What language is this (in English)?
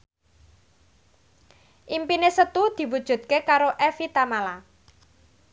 Javanese